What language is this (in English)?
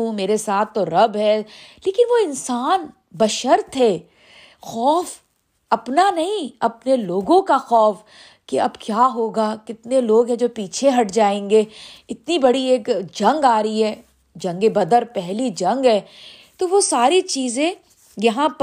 Urdu